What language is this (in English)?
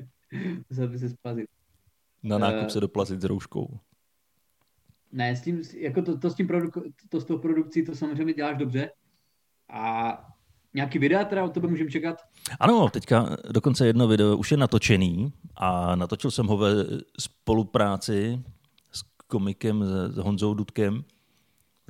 Czech